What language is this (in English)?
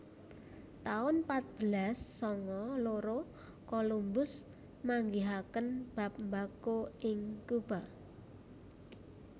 Javanese